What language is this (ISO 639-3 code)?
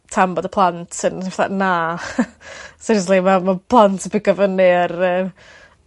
cym